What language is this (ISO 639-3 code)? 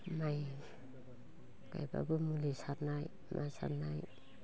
brx